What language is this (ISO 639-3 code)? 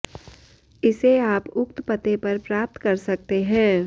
san